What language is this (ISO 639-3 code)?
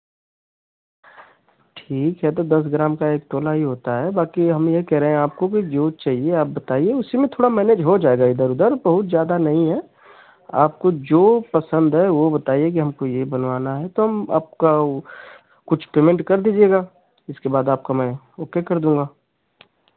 hin